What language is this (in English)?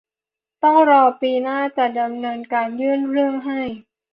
Thai